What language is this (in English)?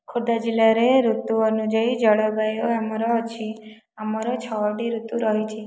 Odia